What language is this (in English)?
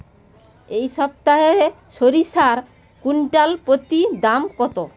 Bangla